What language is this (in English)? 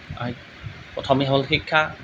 Assamese